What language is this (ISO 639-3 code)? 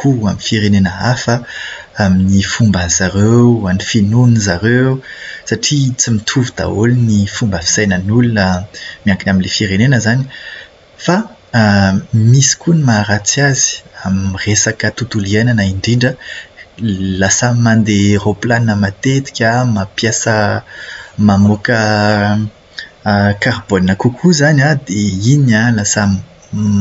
mlg